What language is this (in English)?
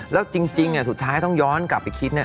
Thai